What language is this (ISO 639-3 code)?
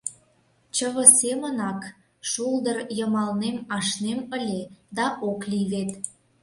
chm